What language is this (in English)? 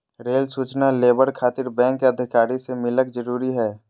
Magahi